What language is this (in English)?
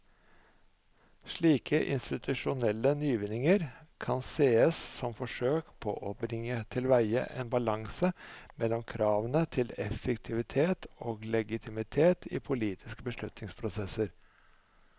Norwegian